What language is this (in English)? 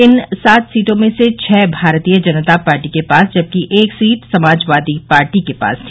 Hindi